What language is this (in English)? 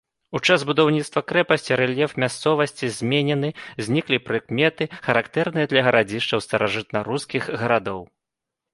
Belarusian